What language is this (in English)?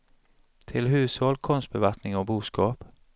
Swedish